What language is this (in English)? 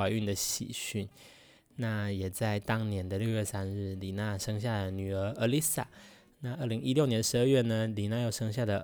Chinese